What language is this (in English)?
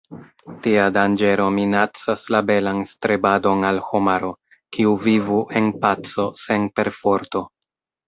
Esperanto